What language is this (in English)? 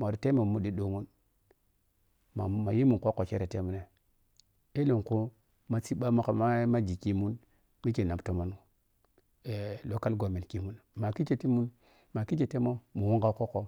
Piya-Kwonci